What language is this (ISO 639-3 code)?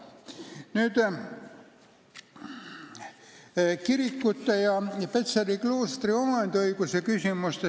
est